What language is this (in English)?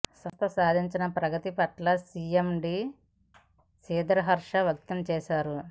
Telugu